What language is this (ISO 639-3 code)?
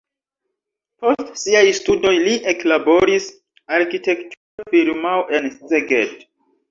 epo